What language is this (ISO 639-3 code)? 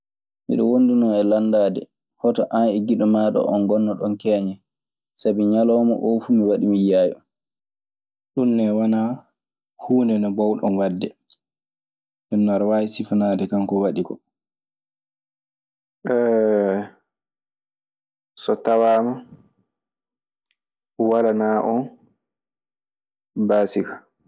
ffm